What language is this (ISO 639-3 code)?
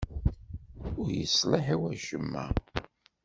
kab